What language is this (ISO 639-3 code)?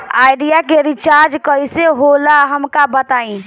bho